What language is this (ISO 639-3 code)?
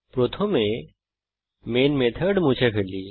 ben